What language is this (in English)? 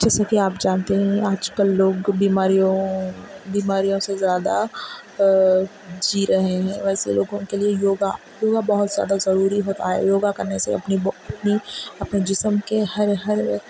Urdu